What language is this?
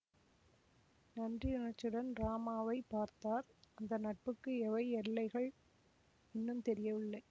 Tamil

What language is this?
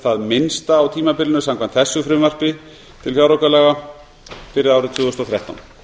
Icelandic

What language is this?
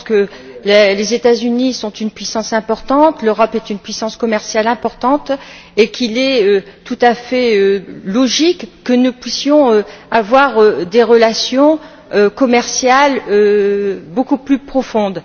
French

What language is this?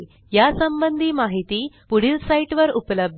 Marathi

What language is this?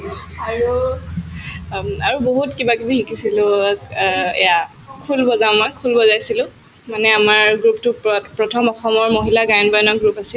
Assamese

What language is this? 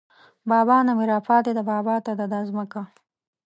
Pashto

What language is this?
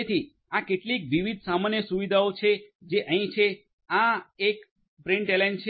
Gujarati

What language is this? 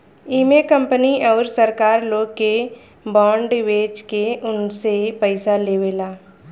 Bhojpuri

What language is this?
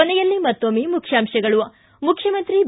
Kannada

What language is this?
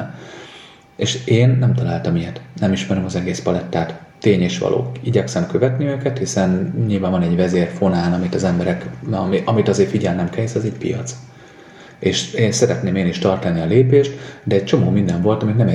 Hungarian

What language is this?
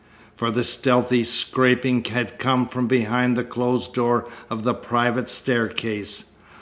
English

